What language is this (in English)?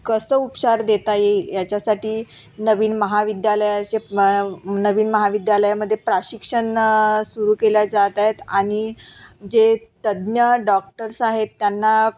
Marathi